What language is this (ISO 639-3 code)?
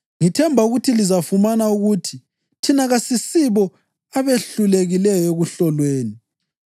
nde